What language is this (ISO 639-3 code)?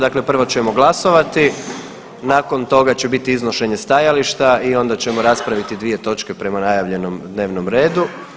hrv